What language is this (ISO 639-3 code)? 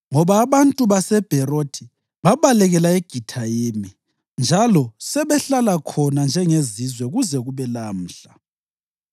nde